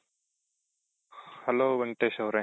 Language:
Kannada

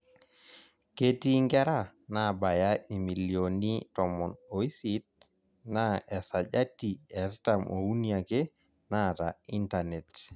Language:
Masai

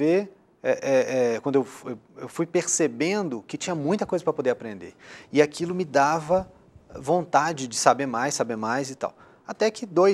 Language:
Portuguese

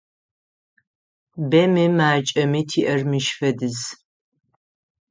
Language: Adyghe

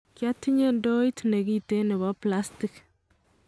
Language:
Kalenjin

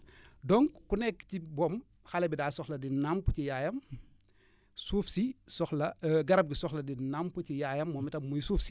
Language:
Wolof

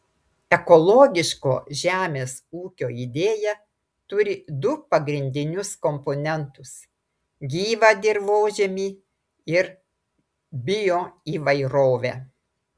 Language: Lithuanian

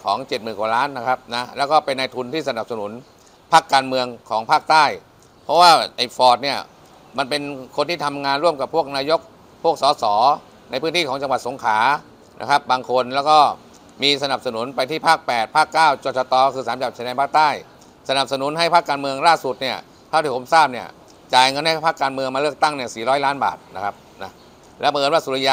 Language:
Thai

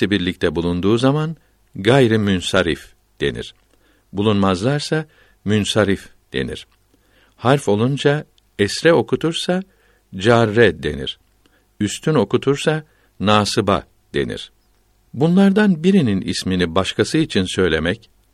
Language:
Turkish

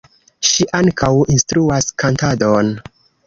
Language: Esperanto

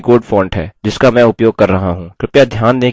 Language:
Hindi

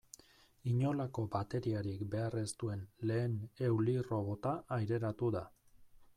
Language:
Basque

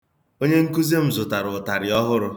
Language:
Igbo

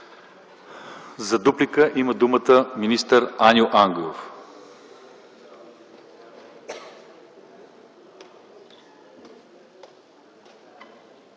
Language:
Bulgarian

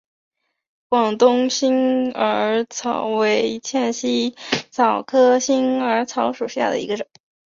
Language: Chinese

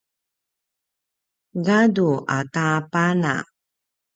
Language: Paiwan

